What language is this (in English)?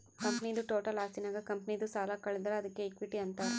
Kannada